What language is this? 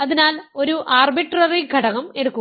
Malayalam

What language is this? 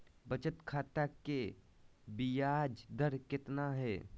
Magahi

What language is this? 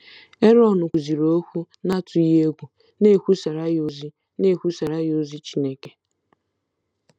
Igbo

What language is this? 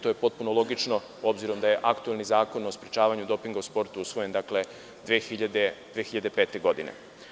Serbian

